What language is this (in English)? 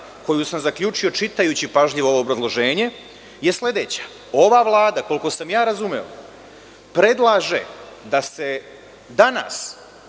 Serbian